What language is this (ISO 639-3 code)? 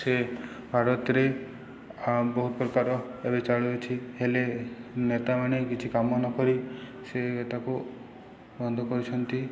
ori